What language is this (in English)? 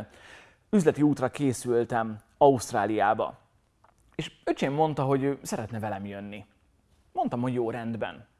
Hungarian